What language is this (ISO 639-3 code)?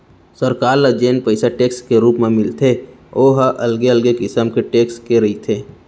hne